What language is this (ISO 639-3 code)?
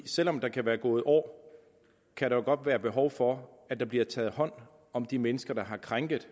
dan